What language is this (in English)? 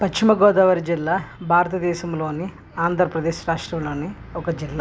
Telugu